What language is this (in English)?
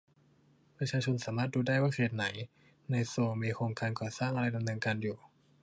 Thai